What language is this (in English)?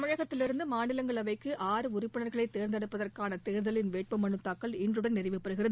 Tamil